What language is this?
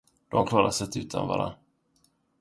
Swedish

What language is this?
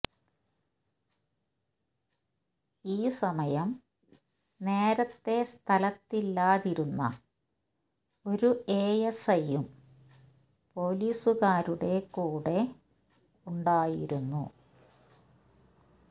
Malayalam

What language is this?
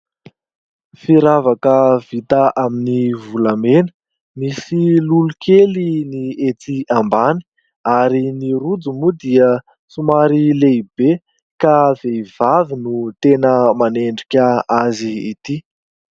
Malagasy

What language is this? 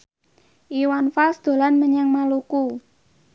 Javanese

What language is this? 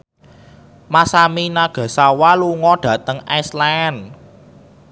Javanese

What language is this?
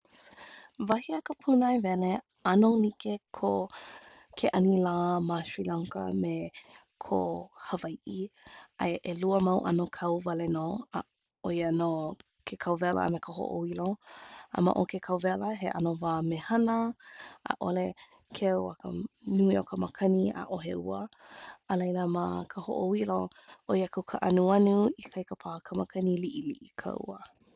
Hawaiian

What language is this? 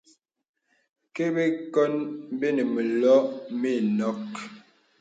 Bebele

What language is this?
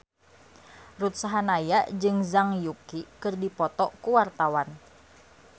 Sundanese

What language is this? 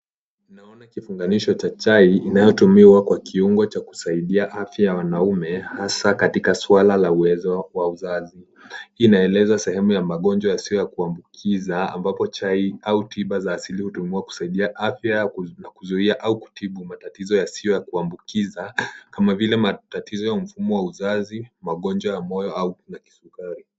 Swahili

